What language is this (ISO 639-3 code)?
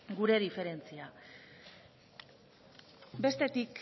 eus